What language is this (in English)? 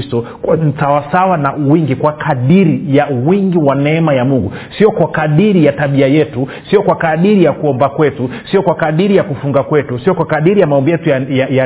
Swahili